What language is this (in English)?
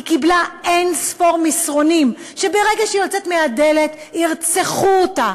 Hebrew